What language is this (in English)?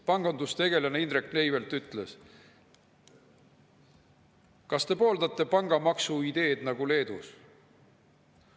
Estonian